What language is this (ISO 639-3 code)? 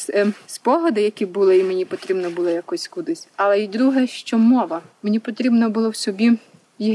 ukr